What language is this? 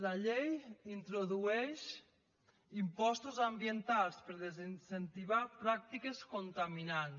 Catalan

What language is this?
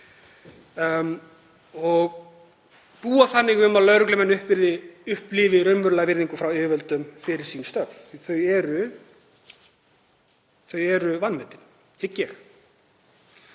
Icelandic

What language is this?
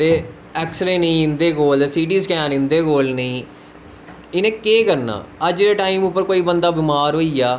Dogri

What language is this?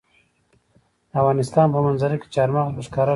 Pashto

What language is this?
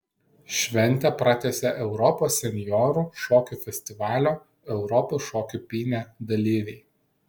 Lithuanian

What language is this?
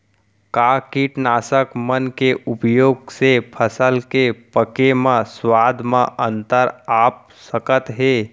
Chhattisgarhi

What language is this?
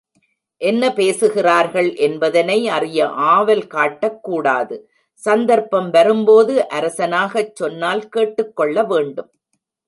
Tamil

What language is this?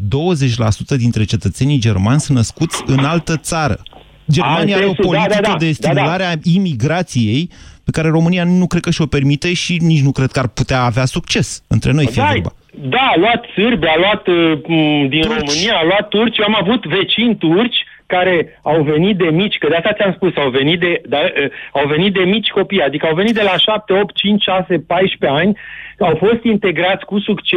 Romanian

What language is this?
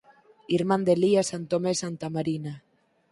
Galician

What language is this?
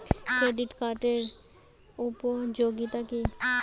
Bangla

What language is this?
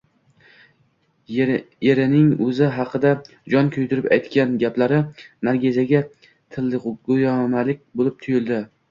Uzbek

